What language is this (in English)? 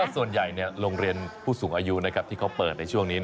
Thai